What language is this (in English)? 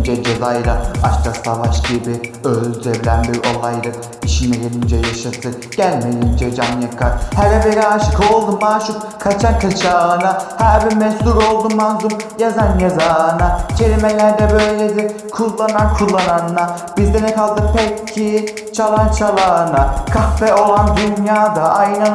Turkish